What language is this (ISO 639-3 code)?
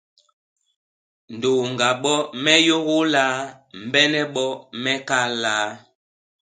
bas